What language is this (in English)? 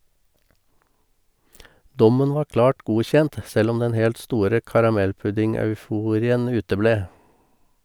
Norwegian